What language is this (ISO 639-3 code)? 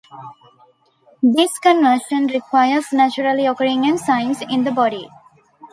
eng